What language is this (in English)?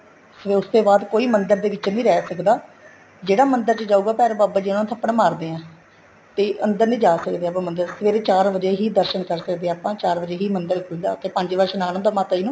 Punjabi